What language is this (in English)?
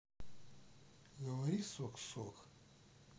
Russian